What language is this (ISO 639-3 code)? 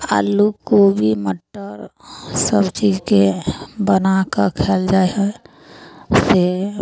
mai